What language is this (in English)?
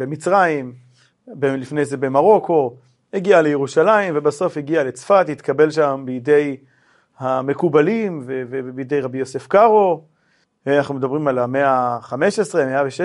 Hebrew